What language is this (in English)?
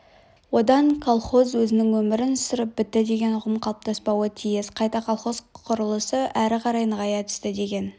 Kazakh